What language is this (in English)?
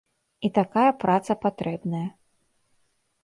Belarusian